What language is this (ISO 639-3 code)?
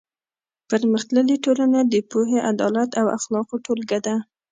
pus